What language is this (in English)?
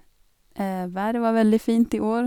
Norwegian